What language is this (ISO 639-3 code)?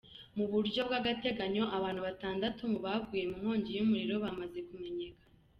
kin